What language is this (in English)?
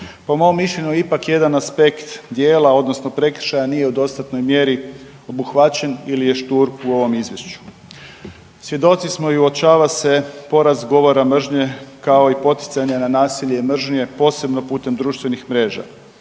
Croatian